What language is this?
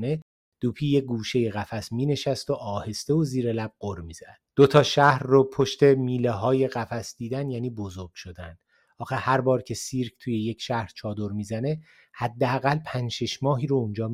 Persian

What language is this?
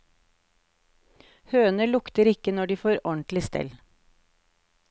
Norwegian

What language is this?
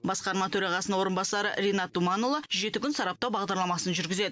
Kazakh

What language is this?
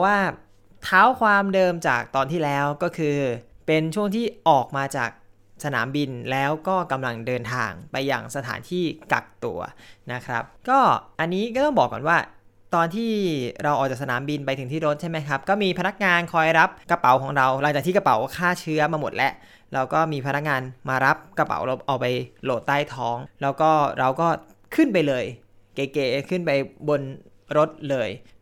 Thai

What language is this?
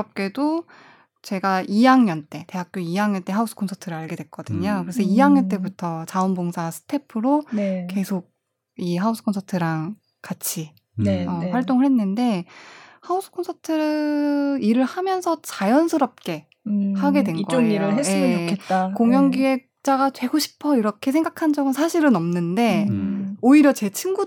Korean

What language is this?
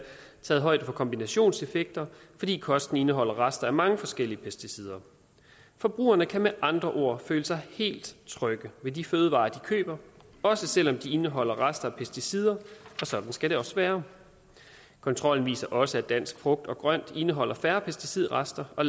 Danish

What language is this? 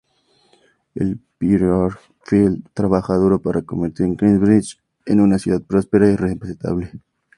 Spanish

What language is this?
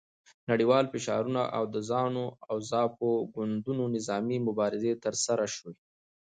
Pashto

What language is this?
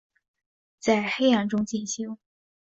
Chinese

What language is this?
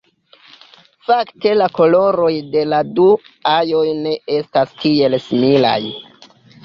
Esperanto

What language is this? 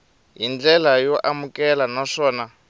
Tsonga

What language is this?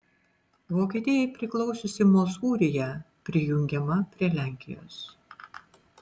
Lithuanian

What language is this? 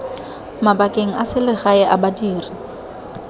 Tswana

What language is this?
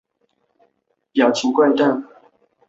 Chinese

